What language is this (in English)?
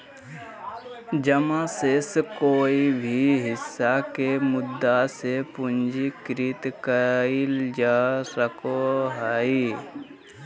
Magahi